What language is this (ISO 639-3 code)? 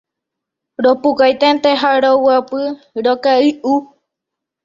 grn